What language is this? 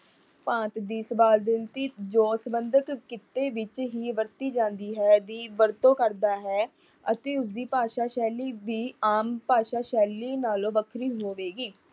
Punjabi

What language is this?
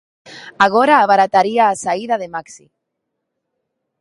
Galician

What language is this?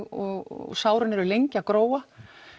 Icelandic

